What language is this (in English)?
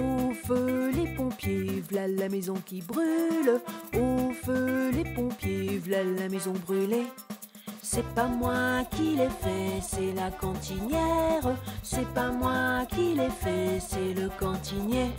French